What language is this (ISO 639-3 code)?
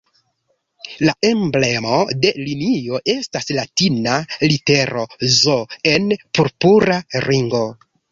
epo